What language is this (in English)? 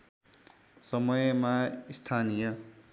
Nepali